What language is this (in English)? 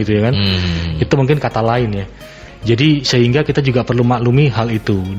Indonesian